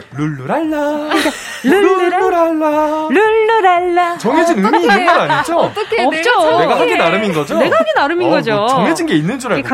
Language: Korean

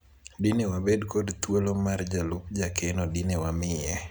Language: Luo (Kenya and Tanzania)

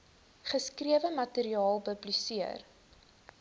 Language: Afrikaans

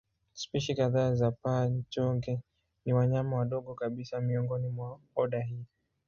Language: Swahili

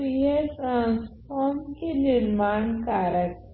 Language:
Hindi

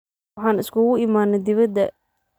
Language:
Somali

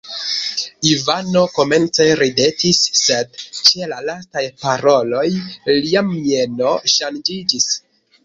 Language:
Esperanto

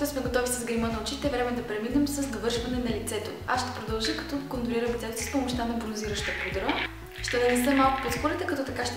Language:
Bulgarian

